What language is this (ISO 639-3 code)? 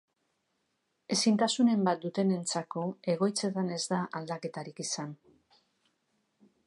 eus